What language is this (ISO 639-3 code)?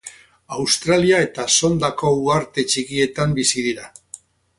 eus